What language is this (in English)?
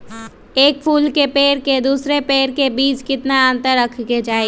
Magahi